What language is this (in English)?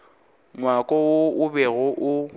Northern Sotho